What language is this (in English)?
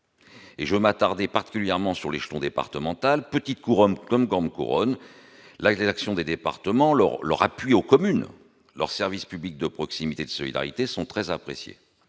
French